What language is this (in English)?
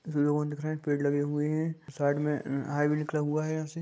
Magahi